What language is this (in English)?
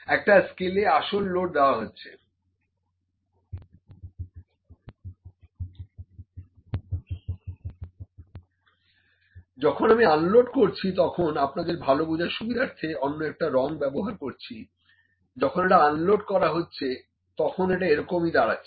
Bangla